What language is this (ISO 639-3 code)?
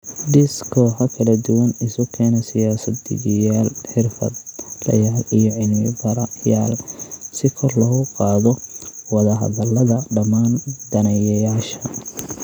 som